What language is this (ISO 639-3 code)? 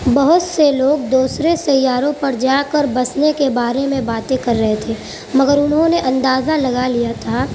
urd